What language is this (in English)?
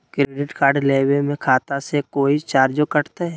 Magahi